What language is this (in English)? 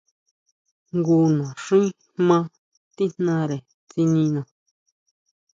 Huautla Mazatec